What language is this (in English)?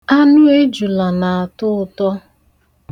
Igbo